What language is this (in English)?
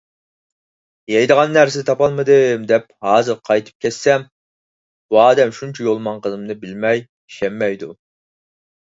Uyghur